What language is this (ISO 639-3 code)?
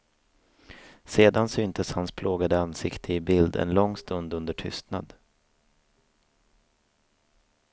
swe